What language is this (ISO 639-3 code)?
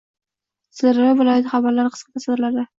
uzb